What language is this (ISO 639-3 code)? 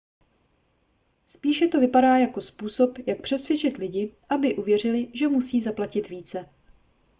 ces